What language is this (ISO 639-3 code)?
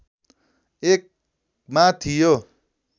nep